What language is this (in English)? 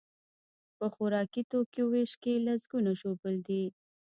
Pashto